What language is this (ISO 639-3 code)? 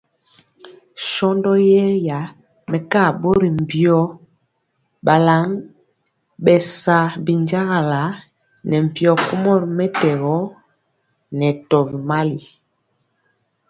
mcx